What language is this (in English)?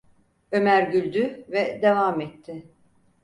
Turkish